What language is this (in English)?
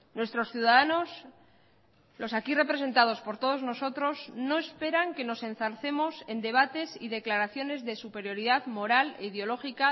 Spanish